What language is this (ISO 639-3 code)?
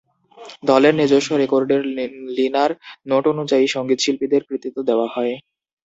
ben